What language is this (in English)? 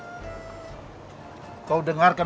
Indonesian